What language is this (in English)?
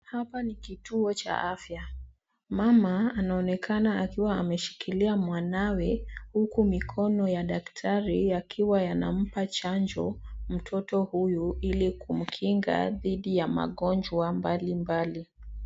Swahili